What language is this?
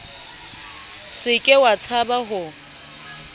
Southern Sotho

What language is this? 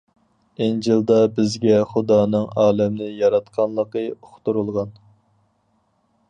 Uyghur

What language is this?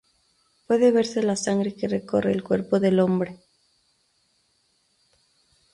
Spanish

